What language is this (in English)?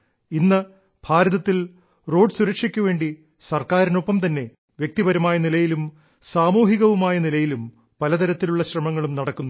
Malayalam